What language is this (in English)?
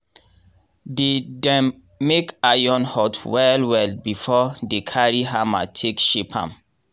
Nigerian Pidgin